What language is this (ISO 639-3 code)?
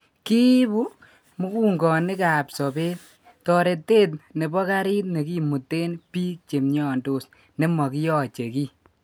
kln